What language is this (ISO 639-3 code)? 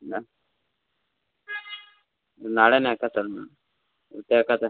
kan